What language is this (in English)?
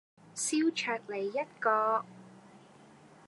Cantonese